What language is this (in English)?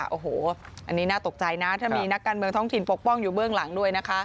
Thai